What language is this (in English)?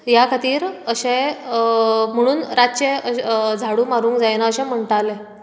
Konkani